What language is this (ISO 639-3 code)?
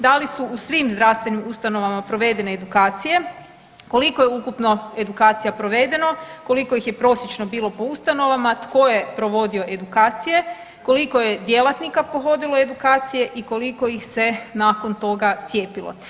hrv